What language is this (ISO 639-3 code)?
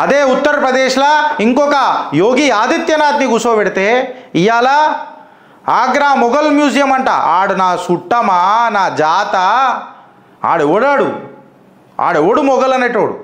tel